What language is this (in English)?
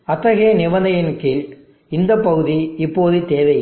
Tamil